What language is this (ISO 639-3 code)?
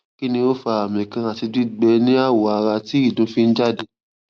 yor